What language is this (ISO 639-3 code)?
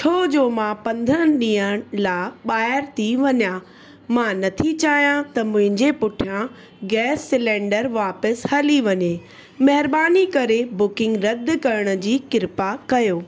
snd